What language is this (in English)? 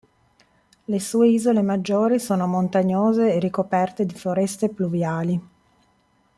Italian